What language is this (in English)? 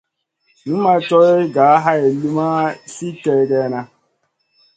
Masana